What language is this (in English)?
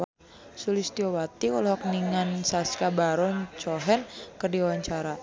Sundanese